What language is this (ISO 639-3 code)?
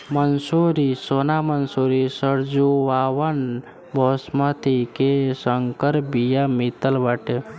bho